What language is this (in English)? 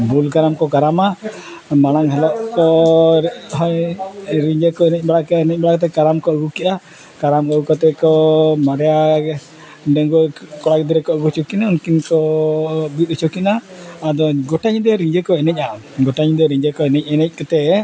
Santali